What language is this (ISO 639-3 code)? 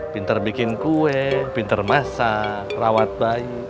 ind